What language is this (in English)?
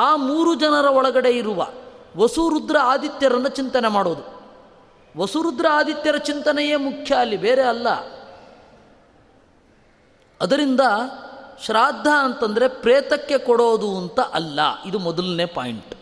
Kannada